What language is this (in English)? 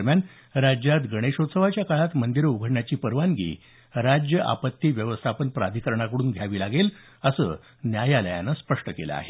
Marathi